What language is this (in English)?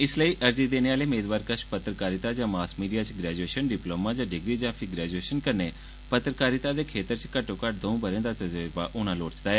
Dogri